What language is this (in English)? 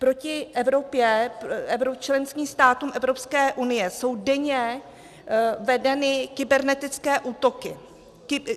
Czech